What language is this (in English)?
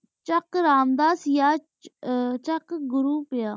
Punjabi